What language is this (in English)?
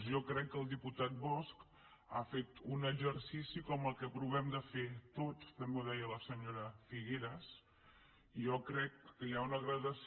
Catalan